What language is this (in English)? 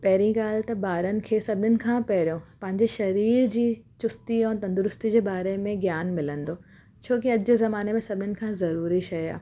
Sindhi